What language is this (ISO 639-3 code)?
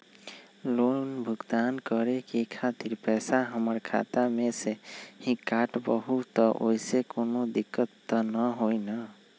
mag